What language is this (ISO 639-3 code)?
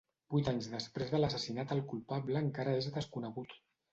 cat